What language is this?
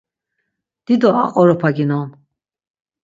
Laz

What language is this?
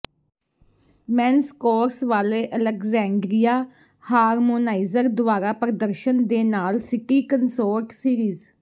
Punjabi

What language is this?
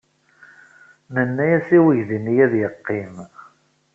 Kabyle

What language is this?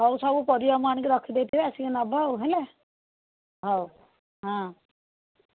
Odia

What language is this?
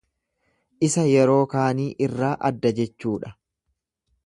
Oromo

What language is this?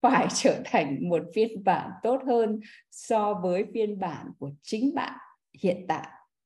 Vietnamese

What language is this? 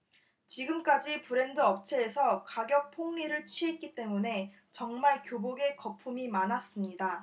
Korean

